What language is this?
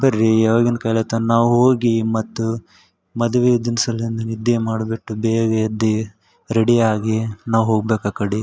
Kannada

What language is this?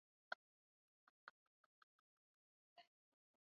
Swahili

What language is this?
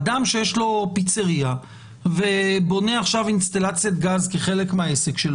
Hebrew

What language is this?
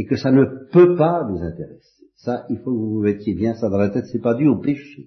French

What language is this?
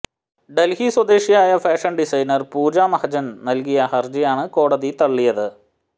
Malayalam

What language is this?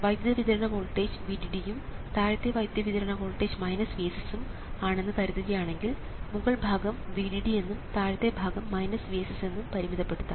Malayalam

